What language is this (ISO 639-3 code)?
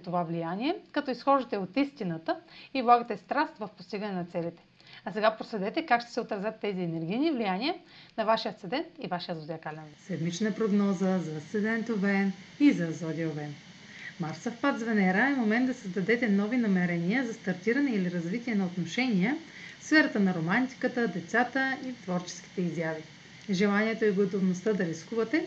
bul